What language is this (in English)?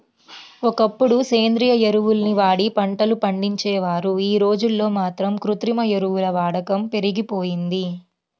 Telugu